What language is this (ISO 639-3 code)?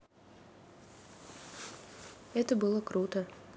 rus